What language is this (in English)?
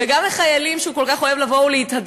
Hebrew